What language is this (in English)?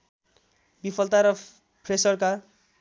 Nepali